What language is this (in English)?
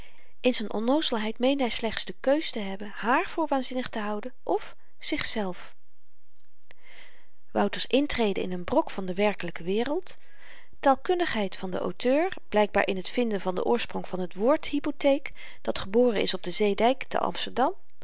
Dutch